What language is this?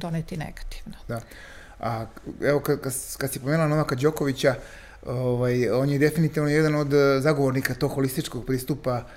Croatian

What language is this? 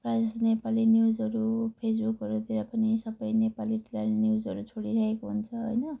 Nepali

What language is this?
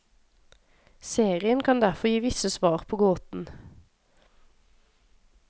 Norwegian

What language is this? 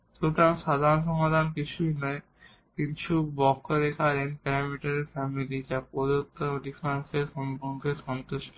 Bangla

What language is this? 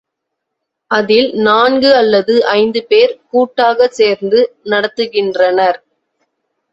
Tamil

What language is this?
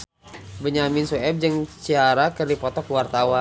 Sundanese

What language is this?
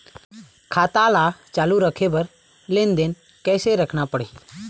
Chhattisgarhi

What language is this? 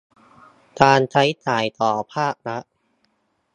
Thai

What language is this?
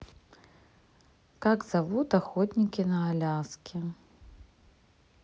Russian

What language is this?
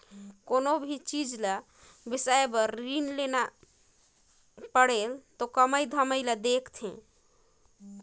Chhattisgarhi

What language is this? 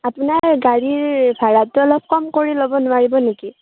Assamese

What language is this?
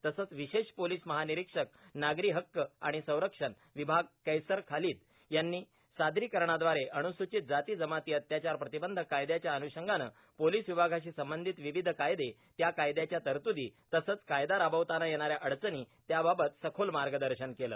Marathi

